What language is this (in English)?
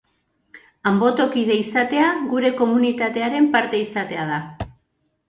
Basque